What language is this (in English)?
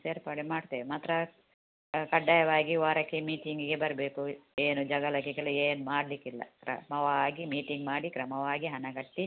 Kannada